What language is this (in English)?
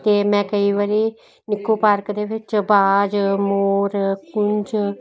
Punjabi